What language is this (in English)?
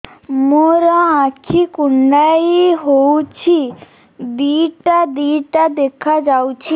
Odia